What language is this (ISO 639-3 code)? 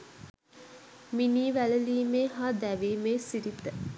sin